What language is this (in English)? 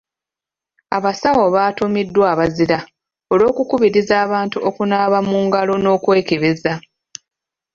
Ganda